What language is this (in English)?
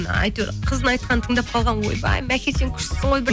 Kazakh